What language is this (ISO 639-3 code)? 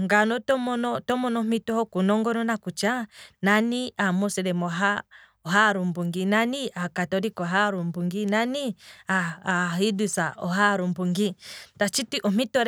kwm